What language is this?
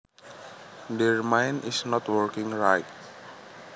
Javanese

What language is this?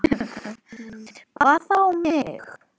Icelandic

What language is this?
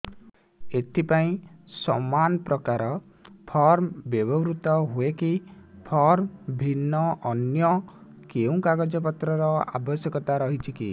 Odia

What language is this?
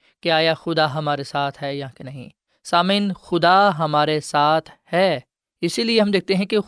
Urdu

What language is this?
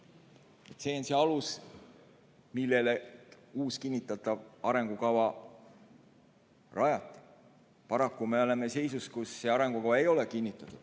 Estonian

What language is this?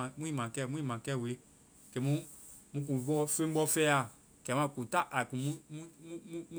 Vai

